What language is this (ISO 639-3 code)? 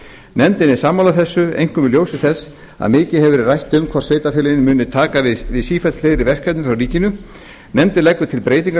isl